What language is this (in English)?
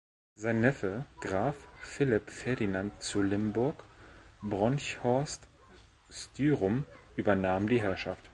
German